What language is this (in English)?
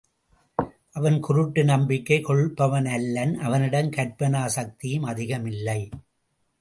Tamil